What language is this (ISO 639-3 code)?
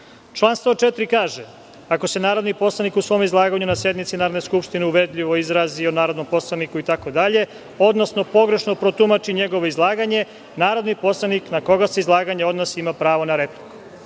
srp